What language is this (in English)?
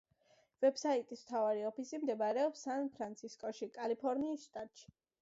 Georgian